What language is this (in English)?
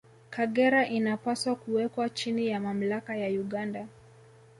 Swahili